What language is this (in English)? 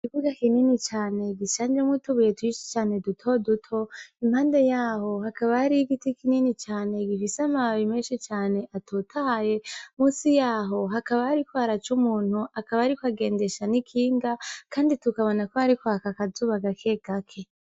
Rundi